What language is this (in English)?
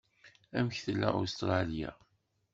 Kabyle